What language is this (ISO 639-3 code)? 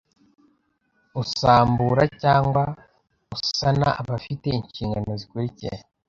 kin